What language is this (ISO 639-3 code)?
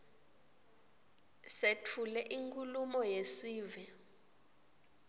ssw